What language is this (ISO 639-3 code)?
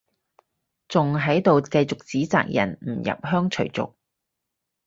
yue